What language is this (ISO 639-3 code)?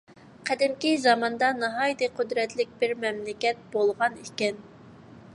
uig